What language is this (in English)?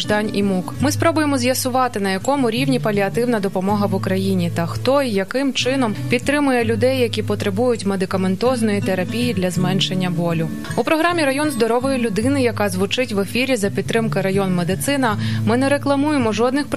Ukrainian